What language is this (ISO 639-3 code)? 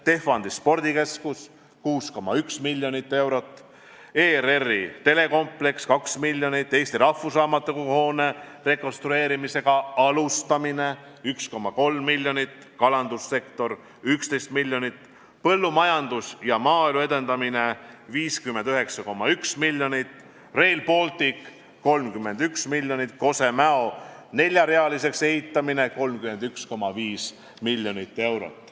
est